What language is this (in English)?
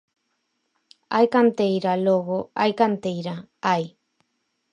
Galician